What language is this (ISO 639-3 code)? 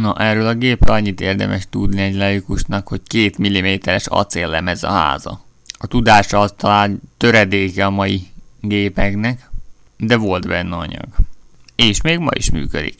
hun